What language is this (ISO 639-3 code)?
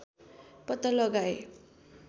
nep